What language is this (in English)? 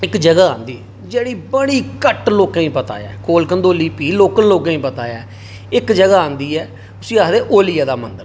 Dogri